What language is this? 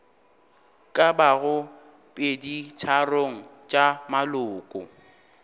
Northern Sotho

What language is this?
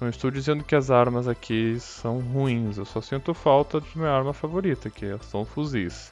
Portuguese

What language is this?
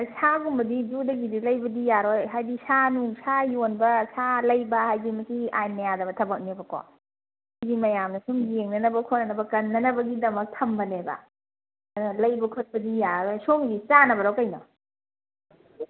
Manipuri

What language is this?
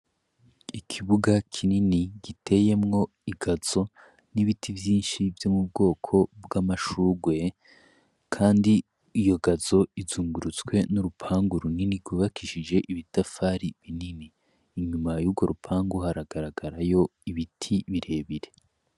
Rundi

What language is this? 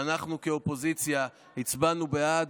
Hebrew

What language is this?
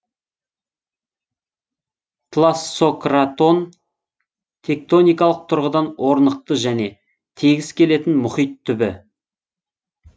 Kazakh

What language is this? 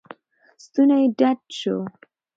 Pashto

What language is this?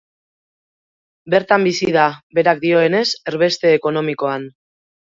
Basque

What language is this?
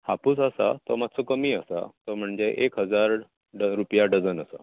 Konkani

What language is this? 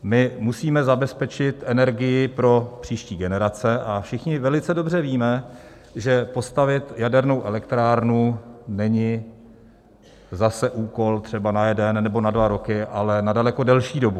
Czech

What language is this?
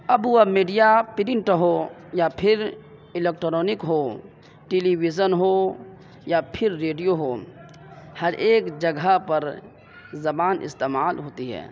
Urdu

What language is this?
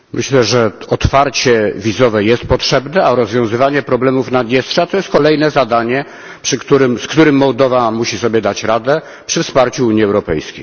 Polish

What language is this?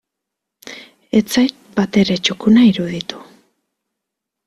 Basque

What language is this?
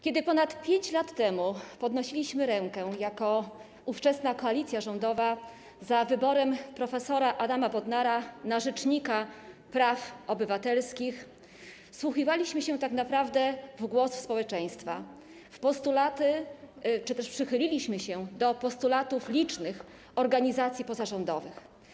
Polish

